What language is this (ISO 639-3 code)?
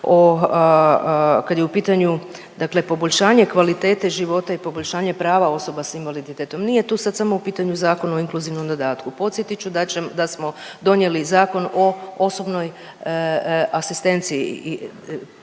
hrv